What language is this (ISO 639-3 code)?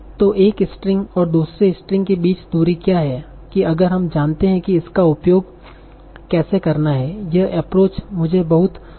hin